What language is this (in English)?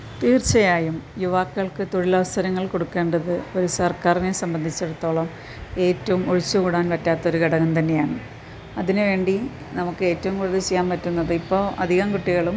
Malayalam